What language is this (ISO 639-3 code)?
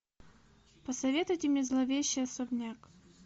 rus